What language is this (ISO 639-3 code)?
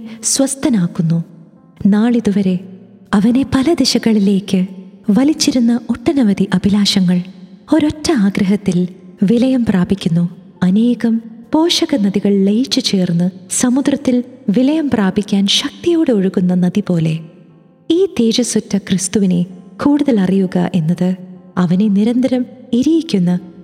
mal